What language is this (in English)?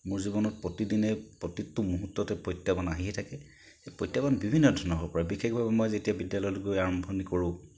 Assamese